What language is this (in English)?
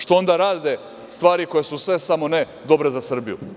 Serbian